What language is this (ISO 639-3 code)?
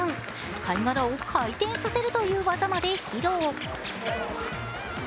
jpn